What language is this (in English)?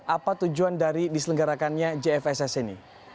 Indonesian